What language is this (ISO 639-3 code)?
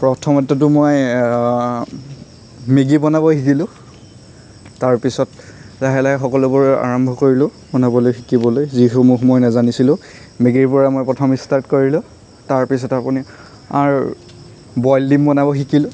asm